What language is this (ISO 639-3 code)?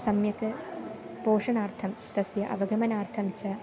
san